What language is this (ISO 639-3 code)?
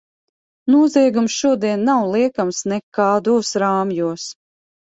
lav